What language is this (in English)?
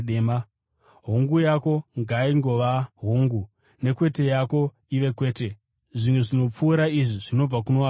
Shona